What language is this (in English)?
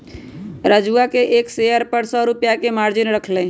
Magahi